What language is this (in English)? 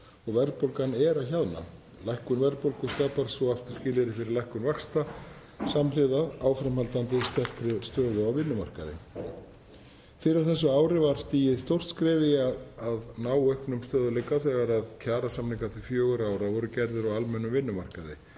Icelandic